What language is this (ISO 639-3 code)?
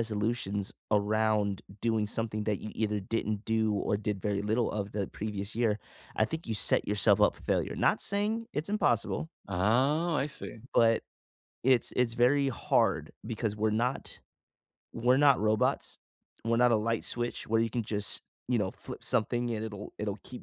eng